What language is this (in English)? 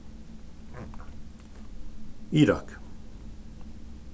Faroese